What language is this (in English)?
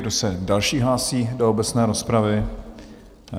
Czech